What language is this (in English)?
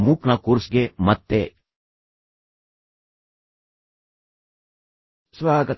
Kannada